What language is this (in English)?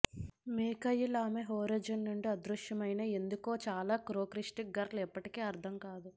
Telugu